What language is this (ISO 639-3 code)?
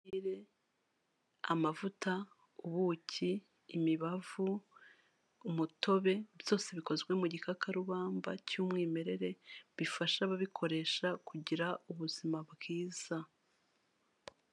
kin